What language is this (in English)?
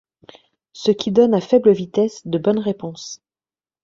French